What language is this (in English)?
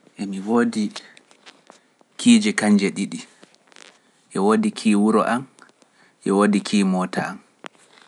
Pular